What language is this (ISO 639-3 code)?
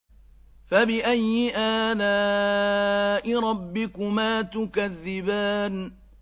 ara